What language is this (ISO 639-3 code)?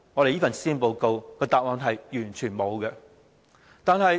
yue